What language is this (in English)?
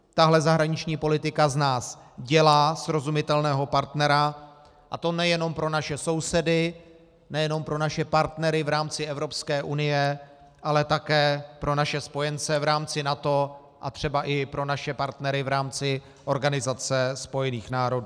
Czech